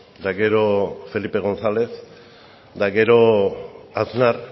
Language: Basque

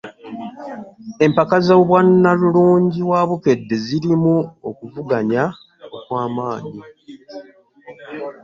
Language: Ganda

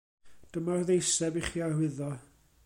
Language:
Welsh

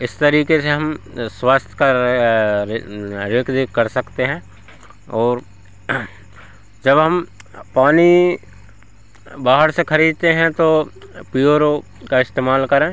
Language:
Hindi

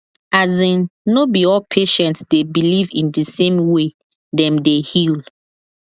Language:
Nigerian Pidgin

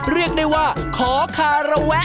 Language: Thai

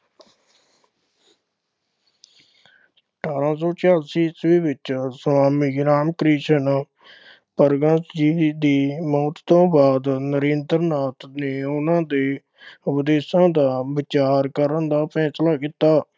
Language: Punjabi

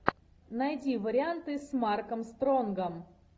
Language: Russian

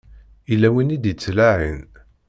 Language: Kabyle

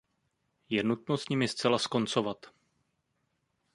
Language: Czech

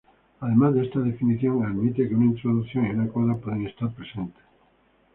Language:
Spanish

